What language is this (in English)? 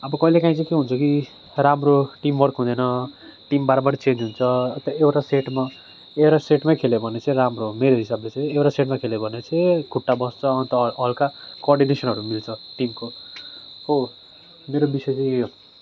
Nepali